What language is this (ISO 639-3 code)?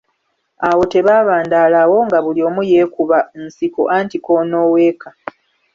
lug